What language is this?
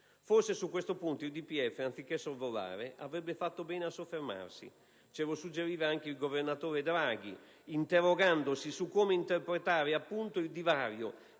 Italian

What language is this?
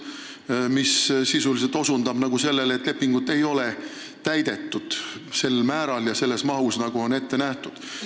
Estonian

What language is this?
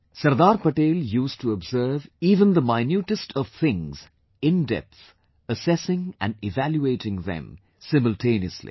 English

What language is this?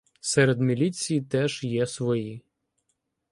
Ukrainian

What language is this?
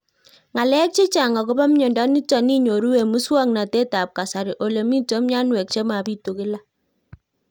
Kalenjin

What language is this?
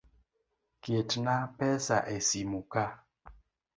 Luo (Kenya and Tanzania)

